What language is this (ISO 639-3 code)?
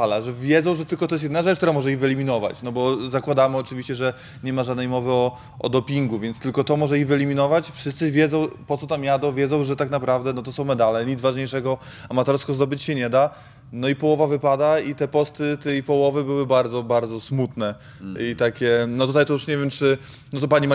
pol